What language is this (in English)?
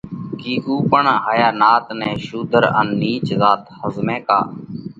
Parkari Koli